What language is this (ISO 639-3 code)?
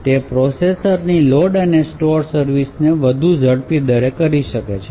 guj